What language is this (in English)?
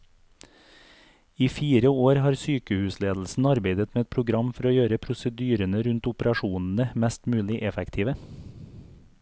Norwegian